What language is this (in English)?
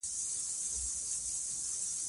Pashto